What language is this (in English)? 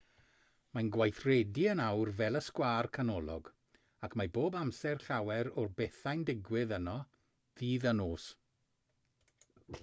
Welsh